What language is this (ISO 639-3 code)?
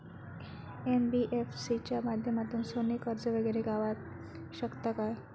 mar